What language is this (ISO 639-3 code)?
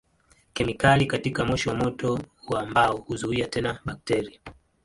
swa